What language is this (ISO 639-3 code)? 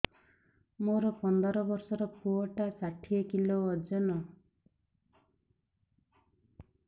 ori